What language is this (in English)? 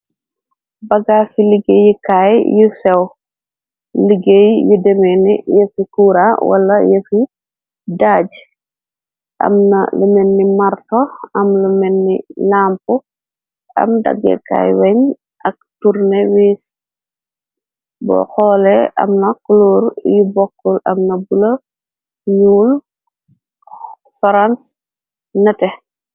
Wolof